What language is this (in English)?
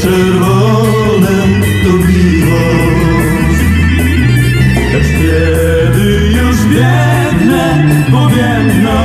Romanian